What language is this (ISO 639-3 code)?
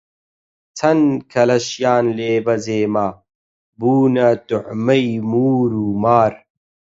ckb